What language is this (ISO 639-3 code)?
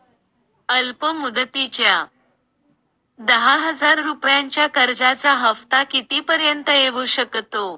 mar